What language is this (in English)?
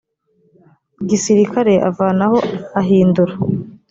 Kinyarwanda